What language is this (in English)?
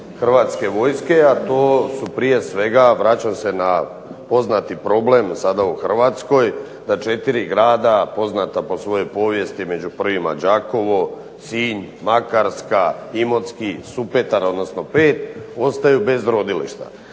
Croatian